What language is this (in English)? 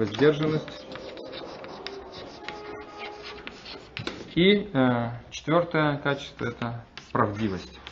Russian